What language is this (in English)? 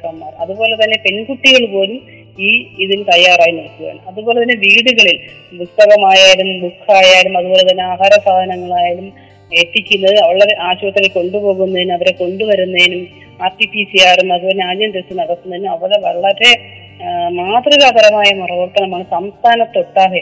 Malayalam